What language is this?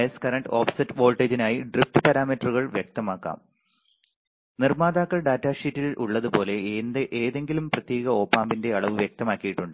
Malayalam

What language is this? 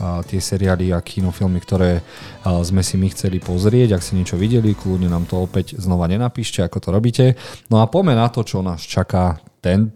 Slovak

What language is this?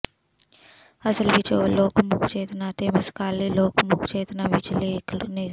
Punjabi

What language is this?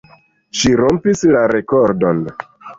Esperanto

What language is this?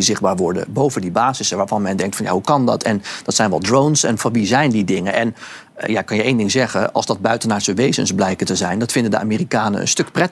Dutch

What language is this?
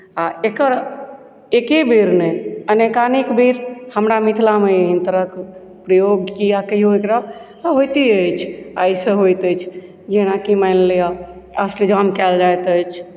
Maithili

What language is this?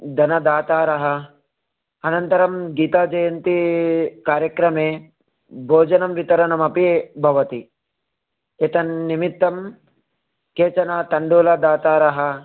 Sanskrit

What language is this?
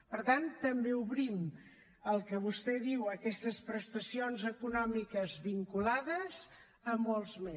Catalan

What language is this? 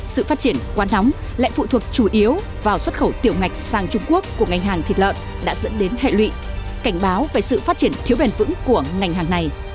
Vietnamese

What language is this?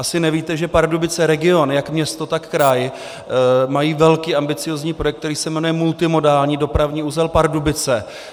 Czech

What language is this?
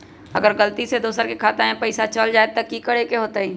Magahi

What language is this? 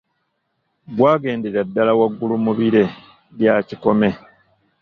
Ganda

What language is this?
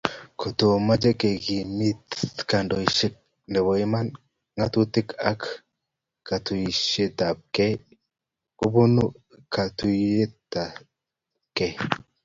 Kalenjin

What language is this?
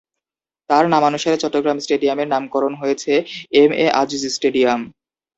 Bangla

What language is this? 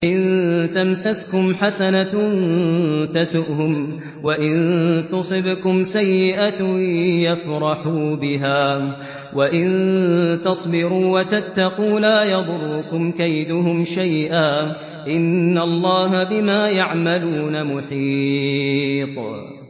Arabic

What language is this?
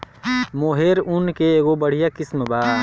Bhojpuri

